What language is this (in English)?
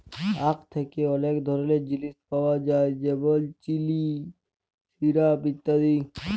Bangla